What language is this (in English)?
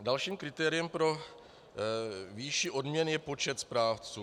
Czech